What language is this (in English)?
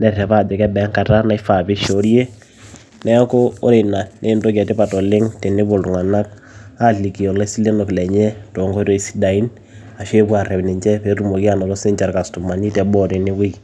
Masai